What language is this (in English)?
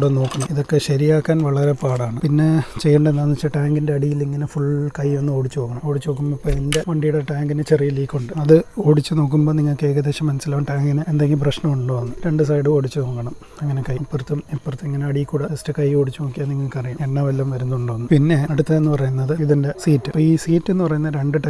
English